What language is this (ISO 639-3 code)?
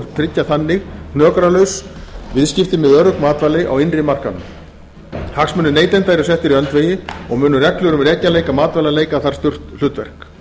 isl